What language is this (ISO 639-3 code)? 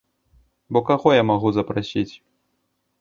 bel